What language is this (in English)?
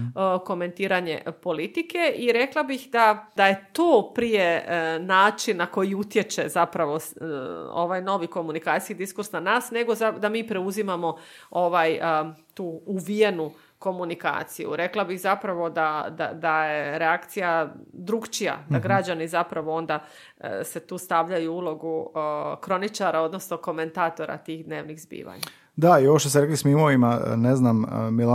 Croatian